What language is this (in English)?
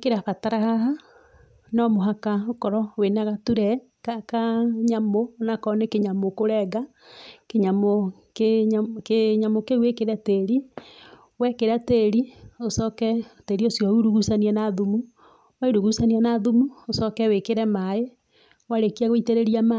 Kikuyu